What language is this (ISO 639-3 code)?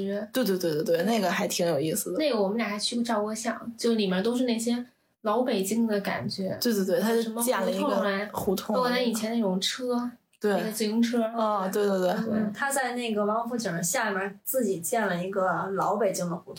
zho